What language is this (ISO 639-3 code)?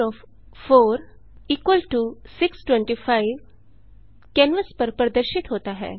hin